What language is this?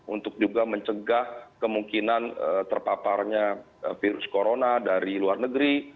Indonesian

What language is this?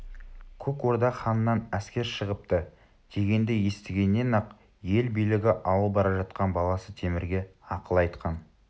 Kazakh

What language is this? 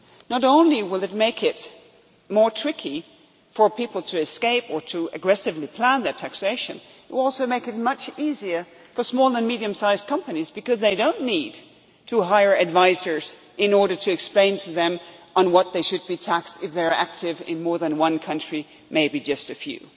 English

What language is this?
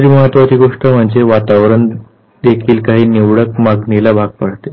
Marathi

